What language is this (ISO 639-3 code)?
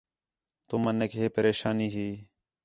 xhe